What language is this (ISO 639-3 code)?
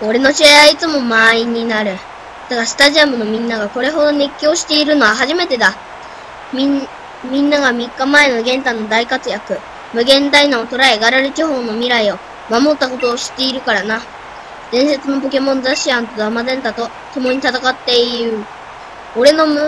jpn